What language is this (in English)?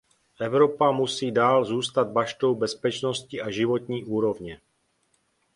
Czech